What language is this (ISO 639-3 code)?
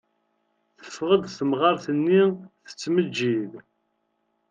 kab